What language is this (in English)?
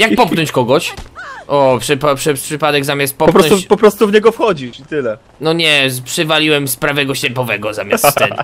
Polish